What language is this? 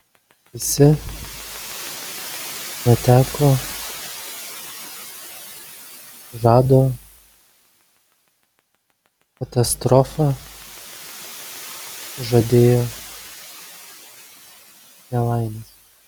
Lithuanian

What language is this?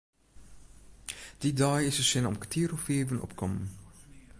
Western Frisian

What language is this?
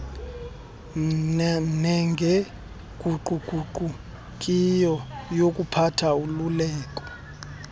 Xhosa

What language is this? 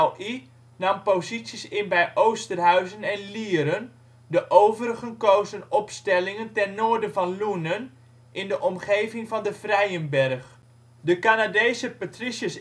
Dutch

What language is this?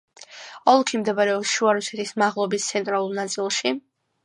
Georgian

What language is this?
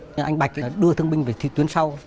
Vietnamese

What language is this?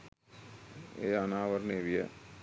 Sinhala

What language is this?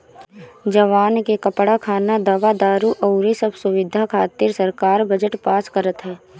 Bhojpuri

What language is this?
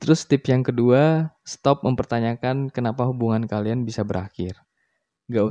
Indonesian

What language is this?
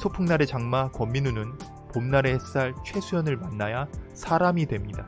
Korean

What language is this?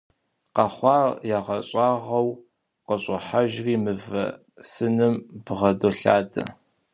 Kabardian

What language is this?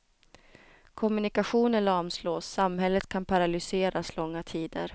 Swedish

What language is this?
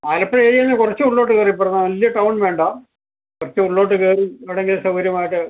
Malayalam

